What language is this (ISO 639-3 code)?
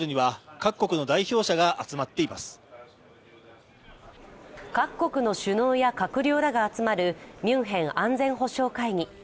jpn